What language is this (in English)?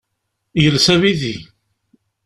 Kabyle